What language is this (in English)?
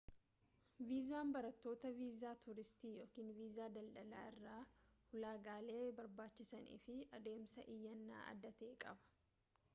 Oromo